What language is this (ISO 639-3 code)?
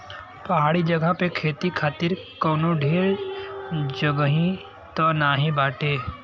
bho